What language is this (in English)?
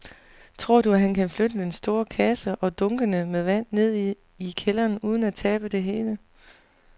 Danish